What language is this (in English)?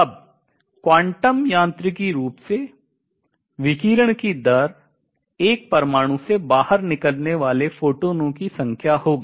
Hindi